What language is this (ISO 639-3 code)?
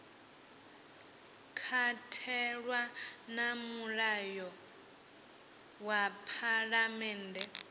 ven